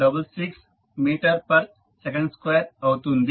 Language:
Telugu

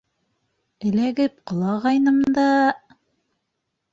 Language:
Bashkir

